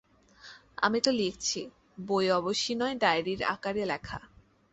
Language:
Bangla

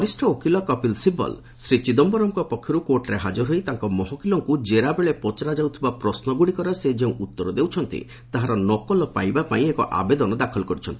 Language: Odia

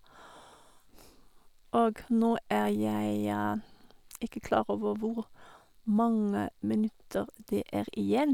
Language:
Norwegian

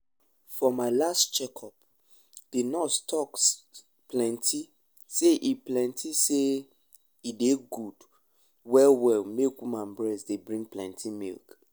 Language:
Nigerian Pidgin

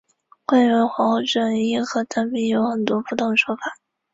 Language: Chinese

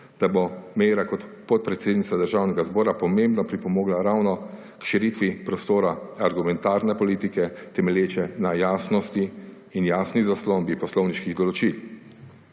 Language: Slovenian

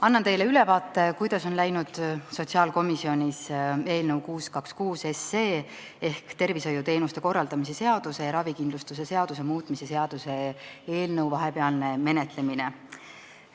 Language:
Estonian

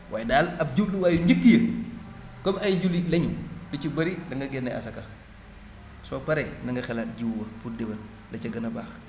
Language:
Wolof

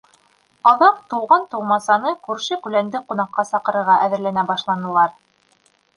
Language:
Bashkir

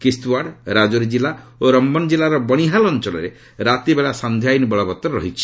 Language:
Odia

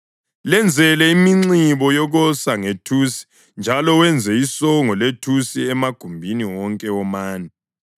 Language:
North Ndebele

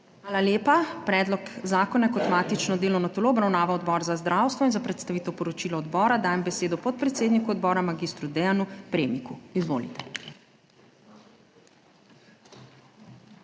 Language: Slovenian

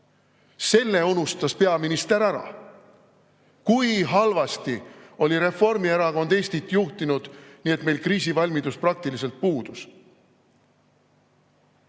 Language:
Estonian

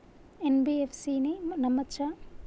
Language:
Telugu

